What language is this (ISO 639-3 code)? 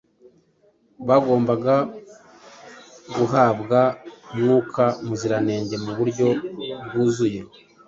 kin